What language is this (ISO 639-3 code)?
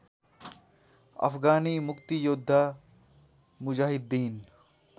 nep